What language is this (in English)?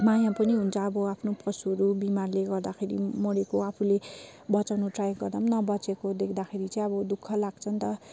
Nepali